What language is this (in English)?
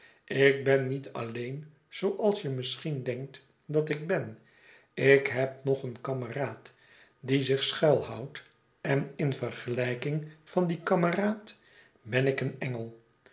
Dutch